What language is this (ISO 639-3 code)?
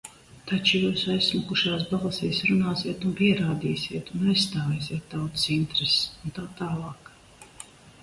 lav